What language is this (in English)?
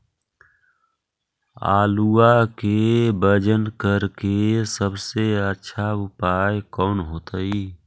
Magahi